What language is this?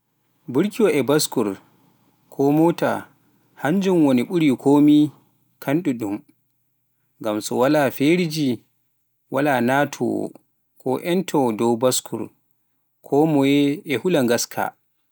Pular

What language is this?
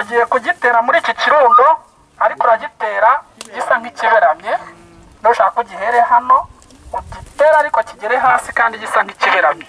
Korean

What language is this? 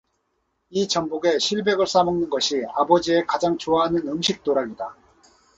Korean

